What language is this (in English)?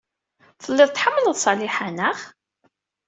Kabyle